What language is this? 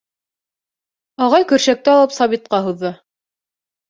Bashkir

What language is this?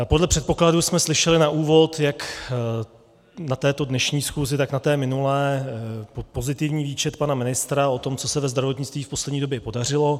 Czech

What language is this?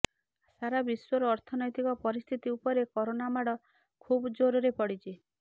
Odia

